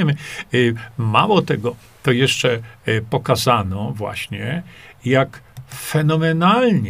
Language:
Polish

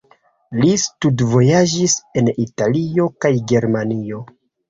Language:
Esperanto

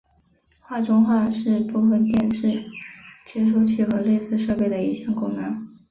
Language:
Chinese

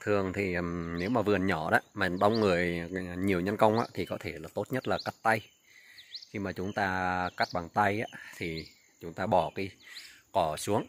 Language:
Vietnamese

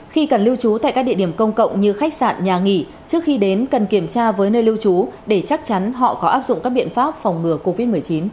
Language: Vietnamese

